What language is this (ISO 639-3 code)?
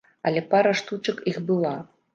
bel